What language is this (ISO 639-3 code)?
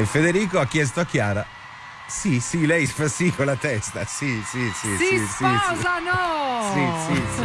ita